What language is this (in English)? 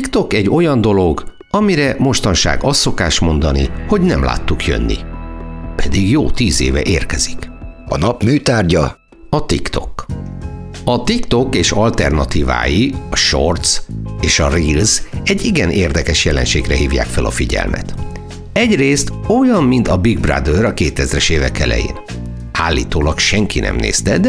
Hungarian